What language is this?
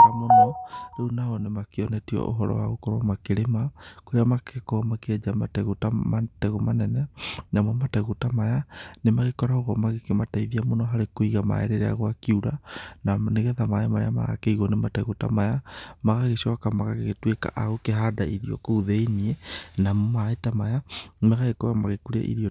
Kikuyu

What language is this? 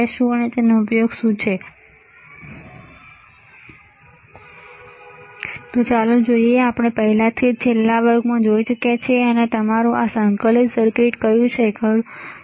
Gujarati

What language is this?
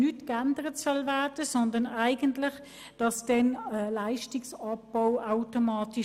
Swiss German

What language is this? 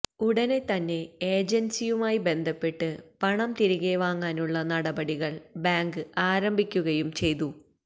Malayalam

